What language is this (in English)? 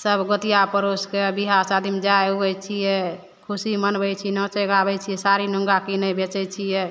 Maithili